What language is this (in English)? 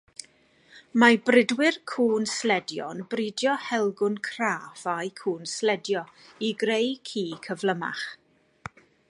Welsh